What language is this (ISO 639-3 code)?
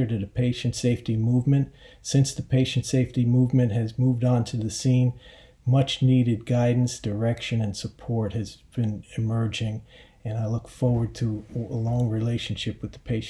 eng